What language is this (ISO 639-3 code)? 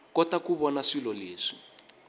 tso